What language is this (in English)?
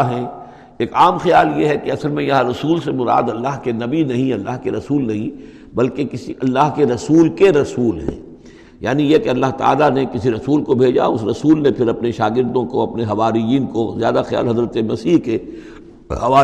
Urdu